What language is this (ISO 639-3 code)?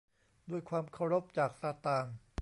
tha